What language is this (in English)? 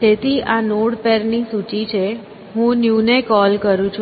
Gujarati